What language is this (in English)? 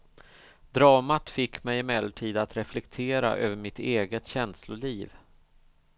Swedish